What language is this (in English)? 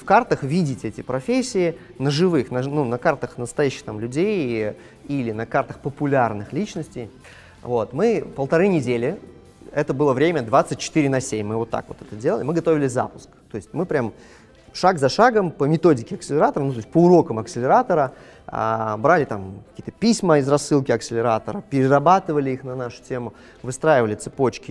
Russian